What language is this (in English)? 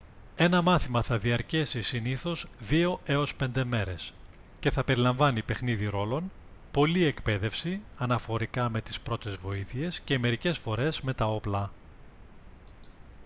Greek